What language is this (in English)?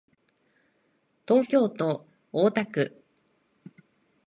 Japanese